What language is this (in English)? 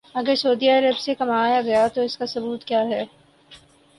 Urdu